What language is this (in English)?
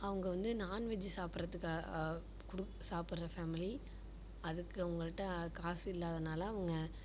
Tamil